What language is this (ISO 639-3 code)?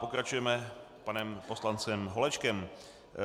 ces